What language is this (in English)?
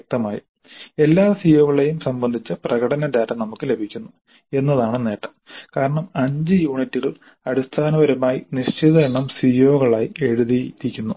Malayalam